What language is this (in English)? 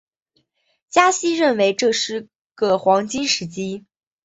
Chinese